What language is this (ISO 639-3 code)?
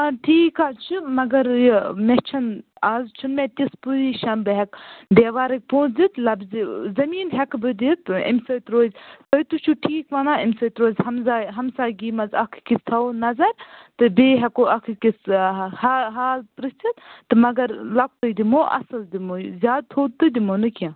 kas